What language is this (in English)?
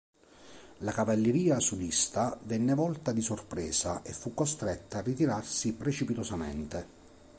Italian